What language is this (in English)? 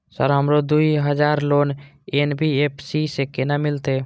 Maithili